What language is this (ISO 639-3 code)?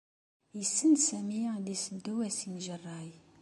kab